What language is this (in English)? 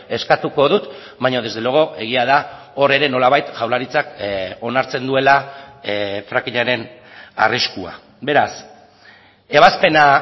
Basque